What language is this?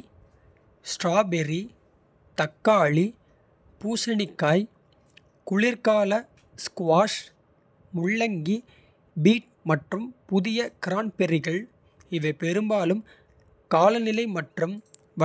Kota (India)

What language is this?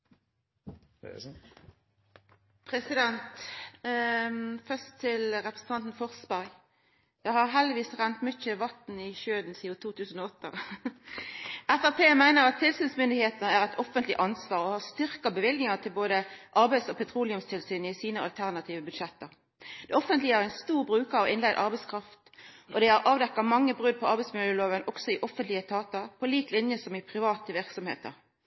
Norwegian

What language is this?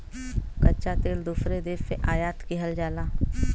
Bhojpuri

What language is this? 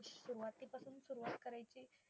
Marathi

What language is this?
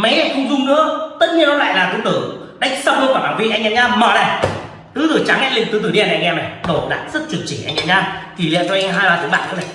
Vietnamese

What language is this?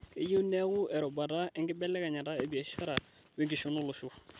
Masai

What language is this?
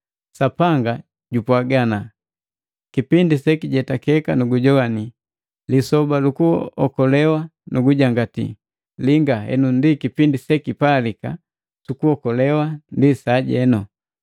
Matengo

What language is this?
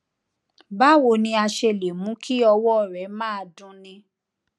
Yoruba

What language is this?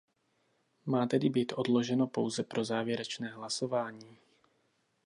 Czech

